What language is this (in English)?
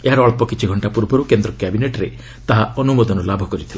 Odia